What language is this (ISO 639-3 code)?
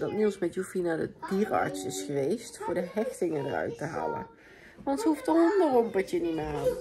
nld